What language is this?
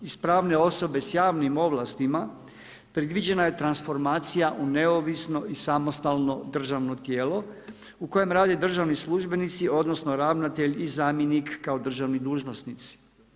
Croatian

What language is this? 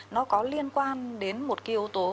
Vietnamese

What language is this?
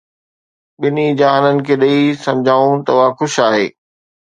Sindhi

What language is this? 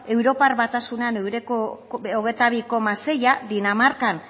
Basque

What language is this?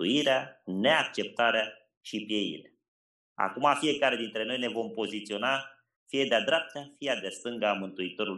Romanian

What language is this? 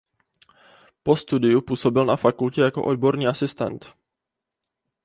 Czech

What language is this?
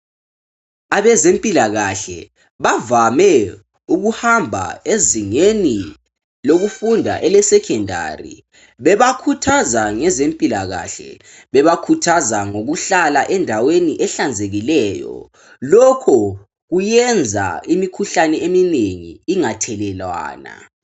North Ndebele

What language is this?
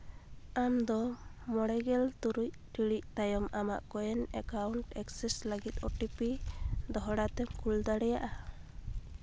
Santali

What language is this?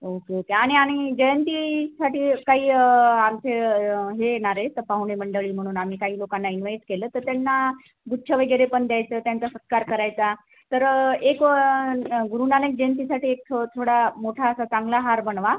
Marathi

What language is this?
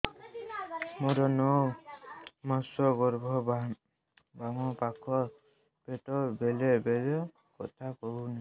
Odia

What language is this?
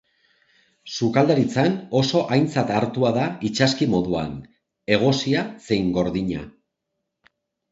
Basque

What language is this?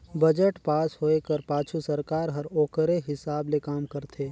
Chhattisgarhi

